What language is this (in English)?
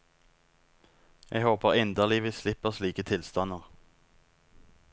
Norwegian